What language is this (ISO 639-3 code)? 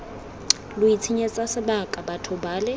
tsn